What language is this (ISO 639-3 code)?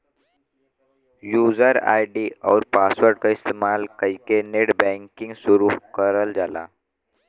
bho